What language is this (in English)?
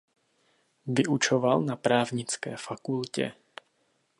Czech